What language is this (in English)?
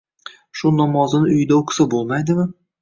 Uzbek